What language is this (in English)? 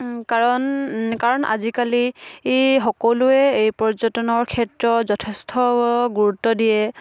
Assamese